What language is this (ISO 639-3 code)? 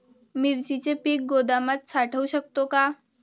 mar